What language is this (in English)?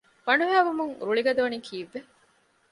Divehi